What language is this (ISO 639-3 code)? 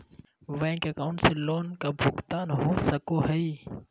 mag